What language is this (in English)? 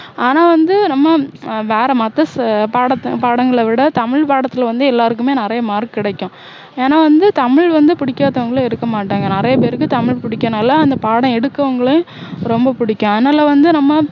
Tamil